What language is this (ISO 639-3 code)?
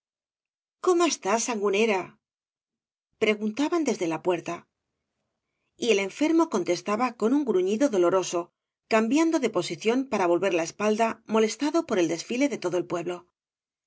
spa